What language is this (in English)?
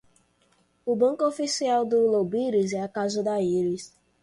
Portuguese